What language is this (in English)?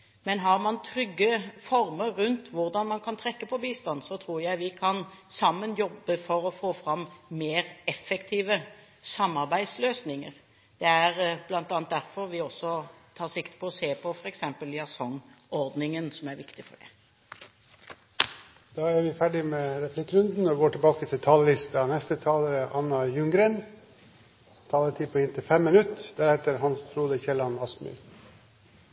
Norwegian